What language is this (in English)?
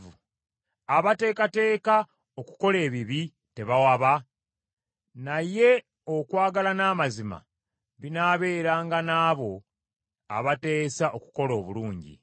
Ganda